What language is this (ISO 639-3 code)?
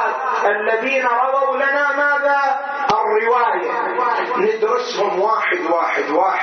ara